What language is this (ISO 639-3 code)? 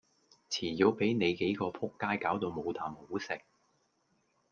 yue